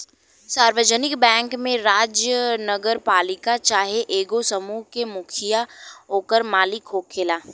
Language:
Bhojpuri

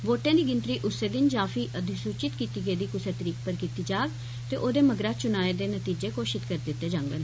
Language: Dogri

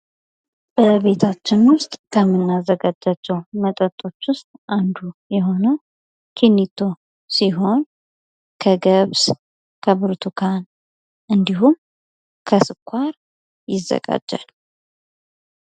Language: Amharic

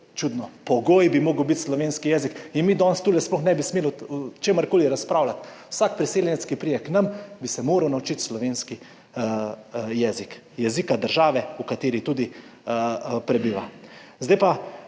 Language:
Slovenian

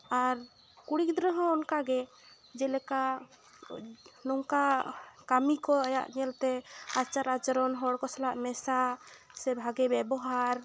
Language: Santali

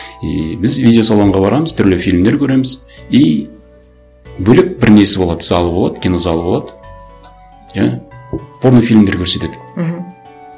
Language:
Kazakh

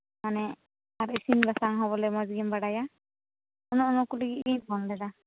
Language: Santali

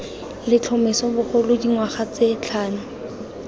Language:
Tswana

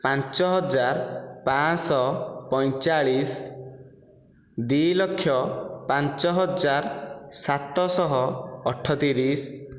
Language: Odia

